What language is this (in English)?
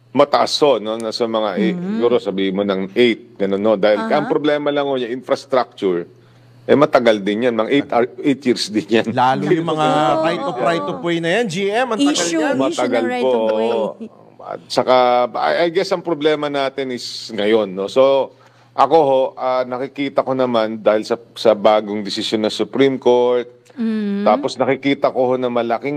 Filipino